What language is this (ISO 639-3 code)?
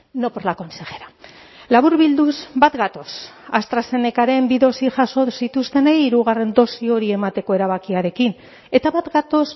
eus